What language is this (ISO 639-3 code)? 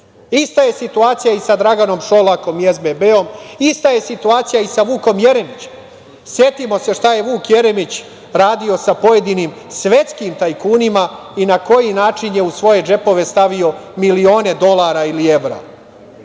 srp